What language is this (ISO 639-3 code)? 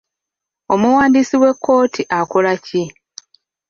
lug